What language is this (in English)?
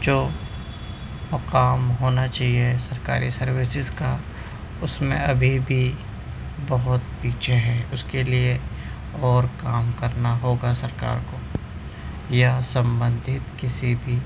Urdu